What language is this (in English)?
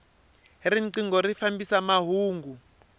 Tsonga